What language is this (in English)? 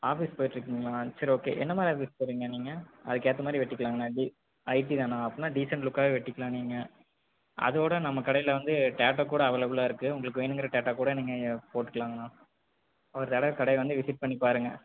Tamil